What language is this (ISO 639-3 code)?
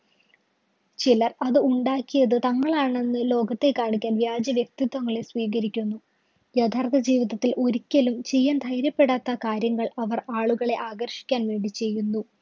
mal